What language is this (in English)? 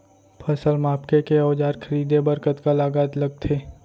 Chhattisgarhi